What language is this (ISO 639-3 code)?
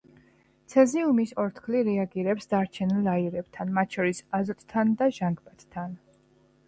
kat